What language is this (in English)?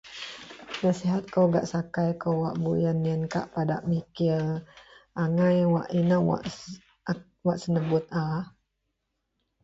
Central Melanau